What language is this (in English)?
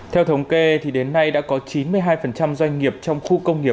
Vietnamese